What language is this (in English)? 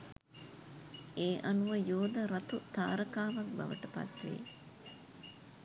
Sinhala